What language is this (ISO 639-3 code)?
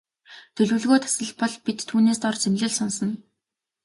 mon